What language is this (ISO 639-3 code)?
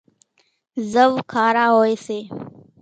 gjk